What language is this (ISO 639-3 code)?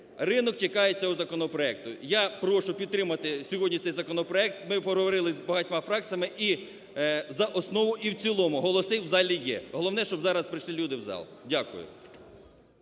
ukr